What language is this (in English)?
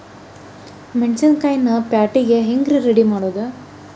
Kannada